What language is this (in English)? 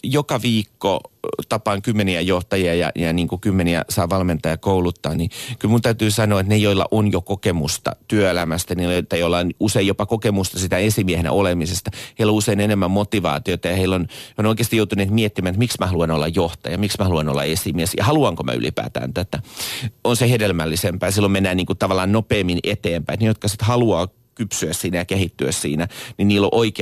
Finnish